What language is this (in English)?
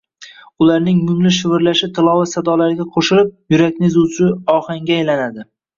Uzbek